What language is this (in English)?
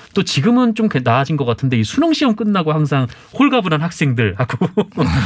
Korean